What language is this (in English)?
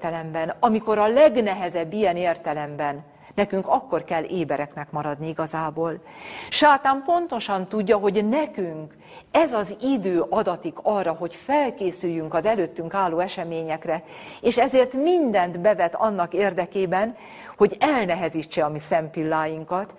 Hungarian